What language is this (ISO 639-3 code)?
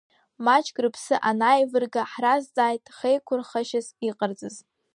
abk